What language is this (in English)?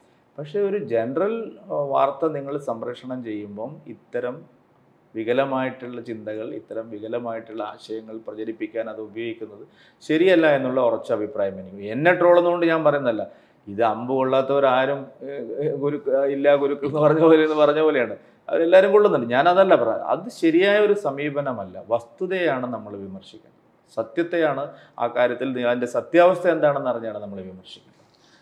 Malayalam